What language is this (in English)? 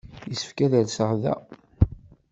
Kabyle